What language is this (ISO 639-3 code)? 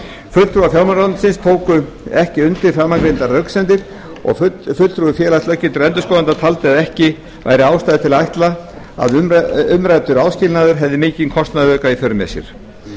isl